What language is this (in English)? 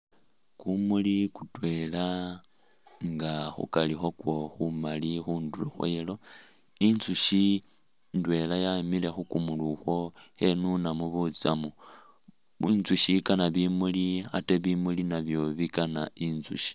Masaaba